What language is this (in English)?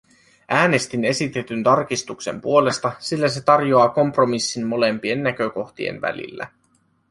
Finnish